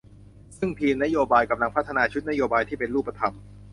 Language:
Thai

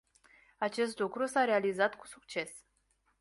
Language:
Romanian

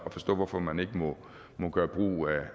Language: Danish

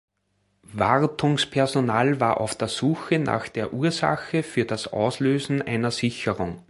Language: German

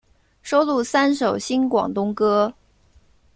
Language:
Chinese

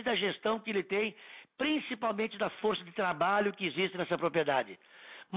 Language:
Portuguese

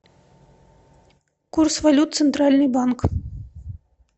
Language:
Russian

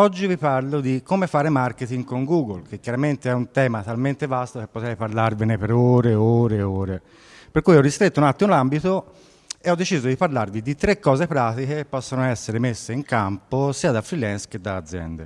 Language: Italian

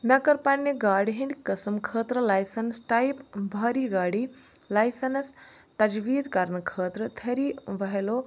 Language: Kashmiri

